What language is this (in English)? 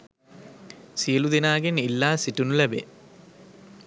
Sinhala